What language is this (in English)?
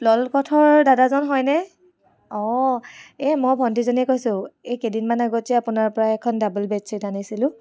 Assamese